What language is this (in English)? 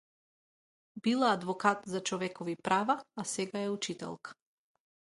Macedonian